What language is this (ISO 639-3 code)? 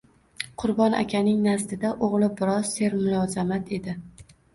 uzb